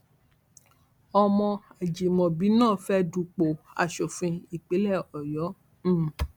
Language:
Yoruba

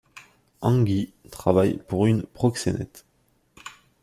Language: French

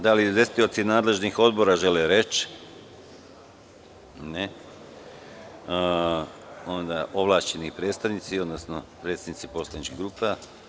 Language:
Serbian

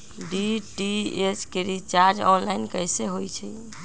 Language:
Magahi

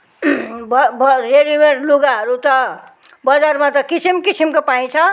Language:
Nepali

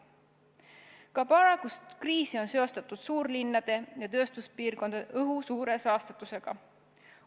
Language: Estonian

